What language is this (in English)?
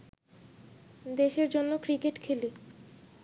Bangla